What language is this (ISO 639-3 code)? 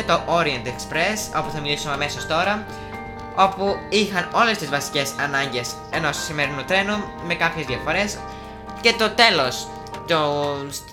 ell